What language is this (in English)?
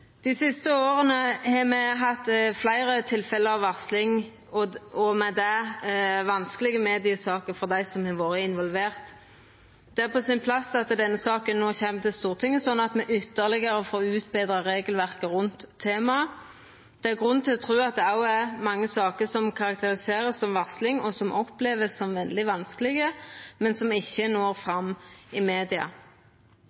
Norwegian Nynorsk